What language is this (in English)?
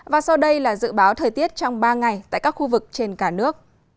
Vietnamese